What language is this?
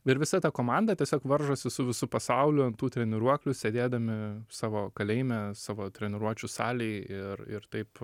Lithuanian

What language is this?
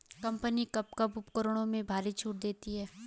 Hindi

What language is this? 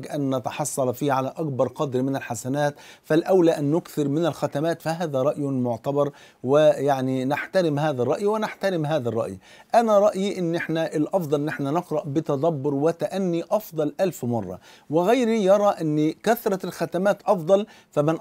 Arabic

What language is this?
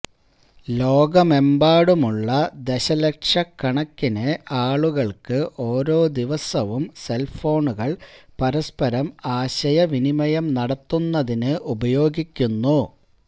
Malayalam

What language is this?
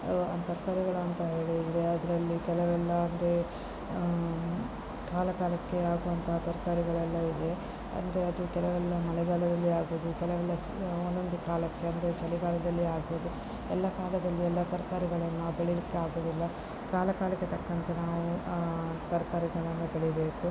Kannada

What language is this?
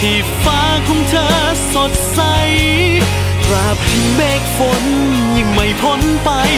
Thai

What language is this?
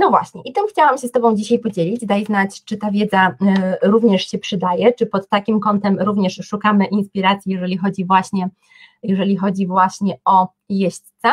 Polish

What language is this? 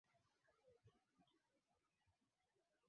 Swahili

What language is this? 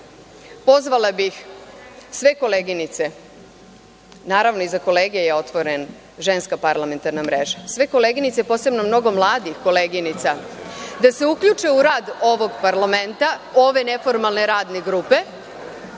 Serbian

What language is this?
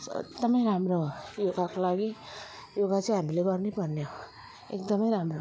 Nepali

